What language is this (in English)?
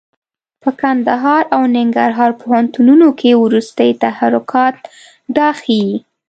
Pashto